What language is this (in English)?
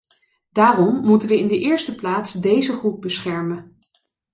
Dutch